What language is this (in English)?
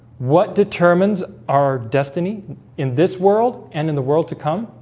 English